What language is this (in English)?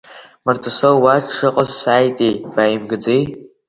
Abkhazian